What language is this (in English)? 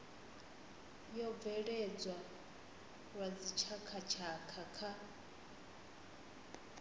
Venda